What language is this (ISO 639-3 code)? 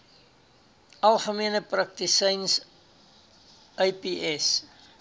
afr